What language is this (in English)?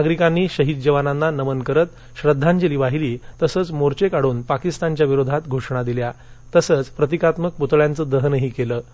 Marathi